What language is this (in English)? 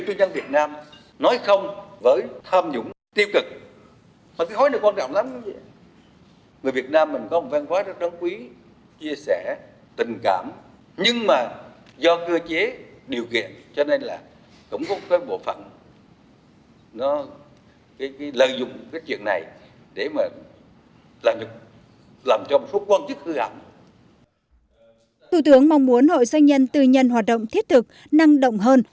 Vietnamese